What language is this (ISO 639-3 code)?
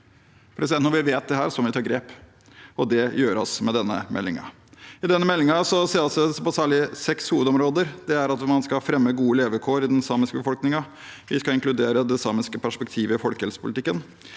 nor